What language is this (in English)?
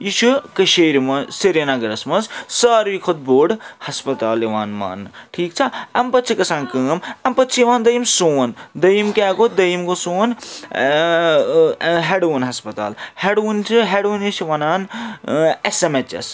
Kashmiri